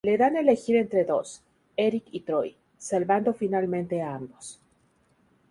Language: Spanish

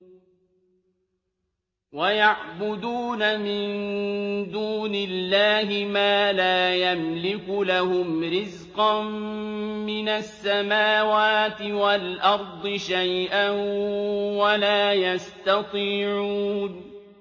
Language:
Arabic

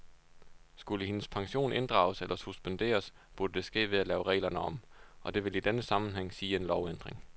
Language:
Danish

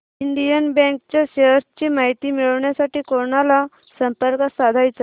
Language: Marathi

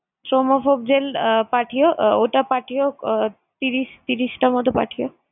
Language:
Bangla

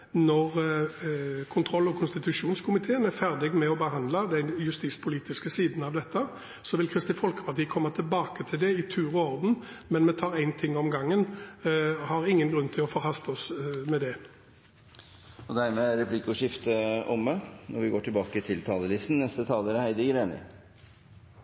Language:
Norwegian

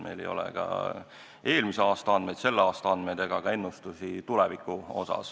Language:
Estonian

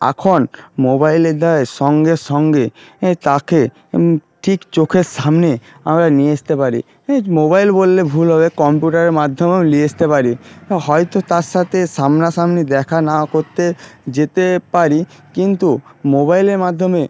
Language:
Bangla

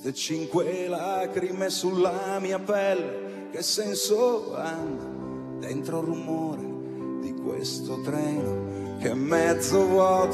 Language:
Italian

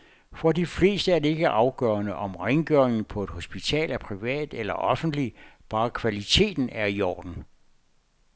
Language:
Danish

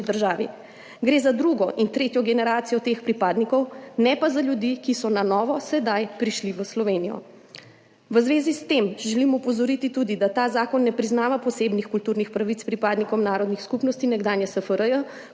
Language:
Slovenian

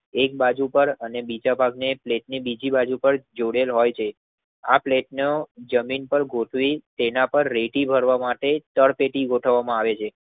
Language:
Gujarati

